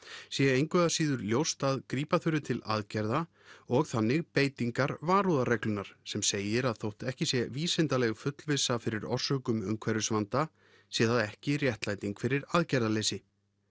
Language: Icelandic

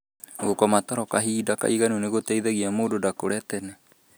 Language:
Kikuyu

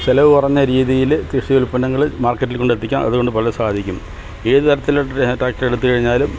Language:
Malayalam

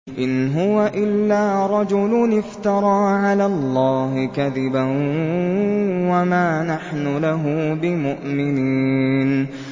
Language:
Arabic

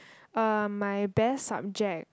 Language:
English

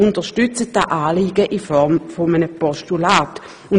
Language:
Swiss German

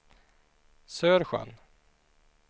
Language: Swedish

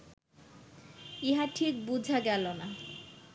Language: Bangla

